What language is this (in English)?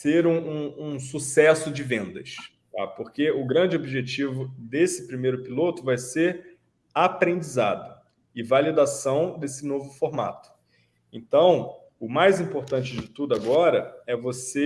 Portuguese